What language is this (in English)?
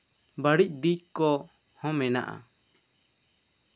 Santali